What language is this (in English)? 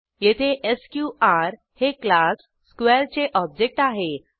Marathi